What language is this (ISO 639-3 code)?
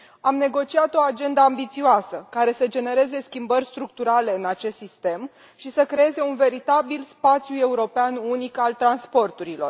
ron